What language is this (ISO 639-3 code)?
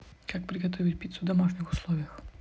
rus